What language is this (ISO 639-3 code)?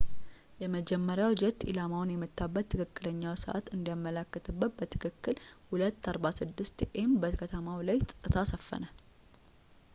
amh